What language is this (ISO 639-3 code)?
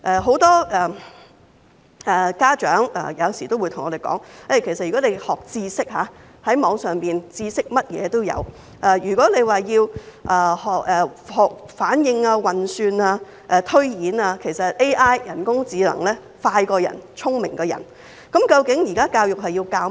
yue